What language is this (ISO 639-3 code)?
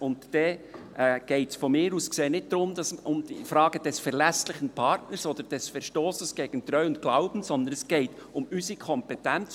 gsw